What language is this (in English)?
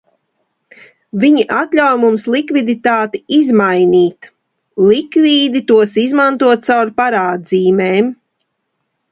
Latvian